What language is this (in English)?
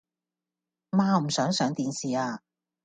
Cantonese